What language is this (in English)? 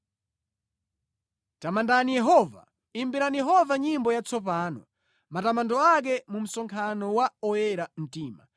Nyanja